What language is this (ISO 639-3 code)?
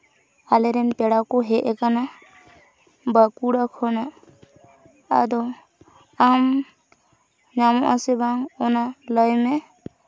sat